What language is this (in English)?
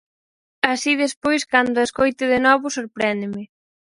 Galician